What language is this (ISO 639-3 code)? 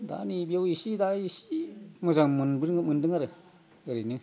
brx